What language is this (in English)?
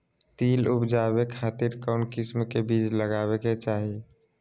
Magahi